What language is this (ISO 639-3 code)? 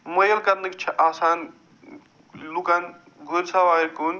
kas